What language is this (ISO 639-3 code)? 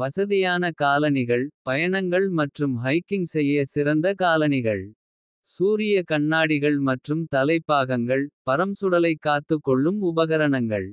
kfe